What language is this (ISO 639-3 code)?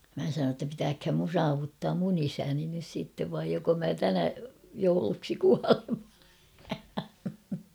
fin